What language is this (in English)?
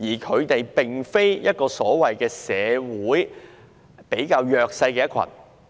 Cantonese